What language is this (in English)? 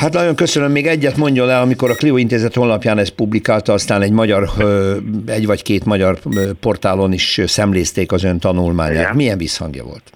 Hungarian